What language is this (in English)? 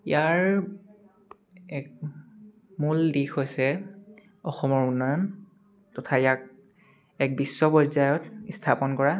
Assamese